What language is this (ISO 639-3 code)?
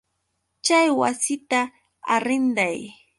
qux